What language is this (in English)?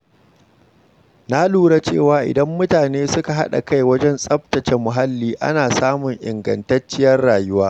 Hausa